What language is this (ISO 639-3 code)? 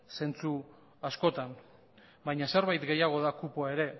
eus